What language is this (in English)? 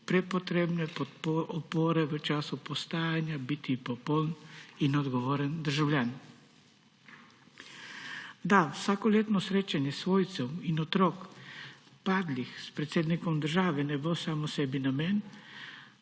Slovenian